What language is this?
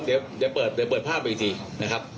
Thai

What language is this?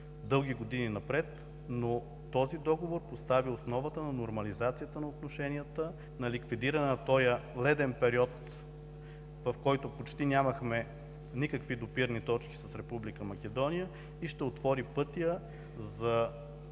Bulgarian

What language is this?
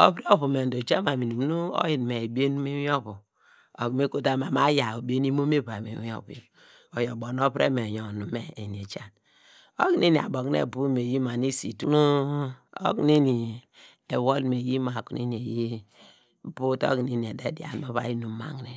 Degema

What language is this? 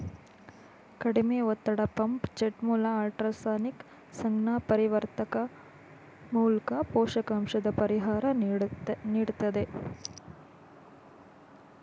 Kannada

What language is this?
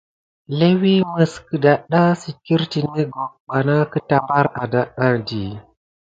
Gidar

